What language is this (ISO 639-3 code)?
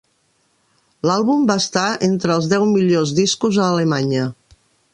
cat